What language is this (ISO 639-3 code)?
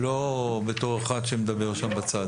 heb